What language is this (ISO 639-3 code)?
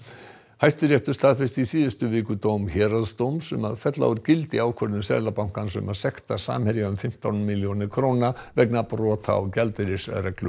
isl